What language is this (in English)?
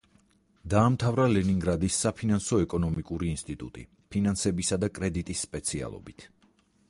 Georgian